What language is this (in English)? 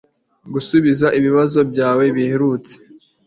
Kinyarwanda